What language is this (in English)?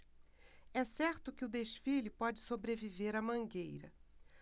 Portuguese